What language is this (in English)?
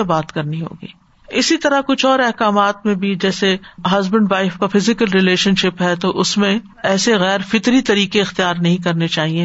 Urdu